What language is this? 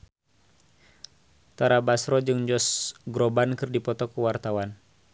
Sundanese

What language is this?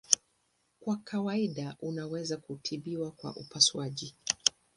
Swahili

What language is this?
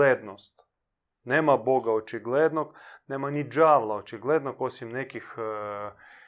Croatian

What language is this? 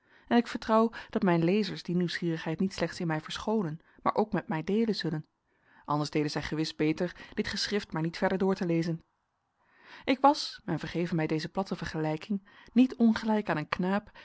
Dutch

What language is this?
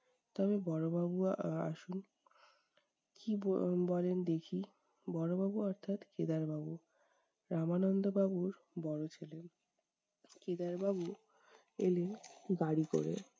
Bangla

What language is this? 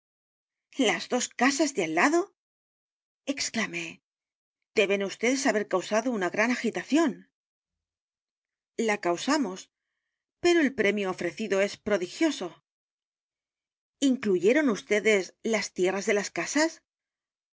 Spanish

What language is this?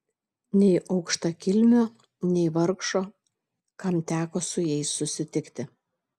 Lithuanian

